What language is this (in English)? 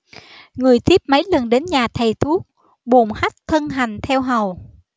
Vietnamese